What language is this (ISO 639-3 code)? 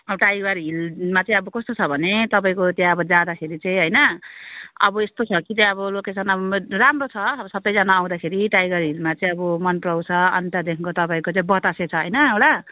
nep